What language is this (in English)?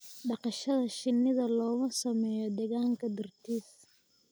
Somali